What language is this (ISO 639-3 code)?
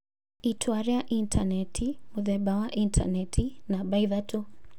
kik